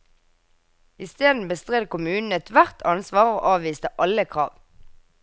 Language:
Norwegian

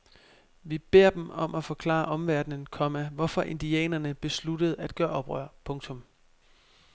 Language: Danish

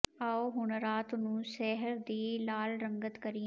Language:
Punjabi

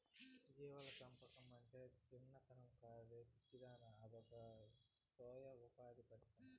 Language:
Telugu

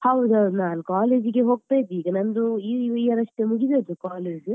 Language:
Kannada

